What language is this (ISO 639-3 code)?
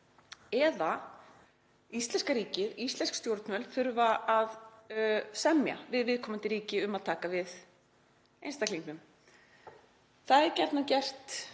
isl